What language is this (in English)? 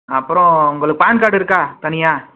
Tamil